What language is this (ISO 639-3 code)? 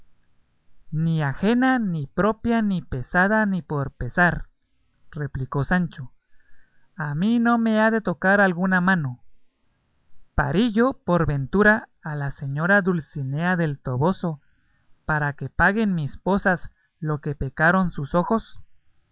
spa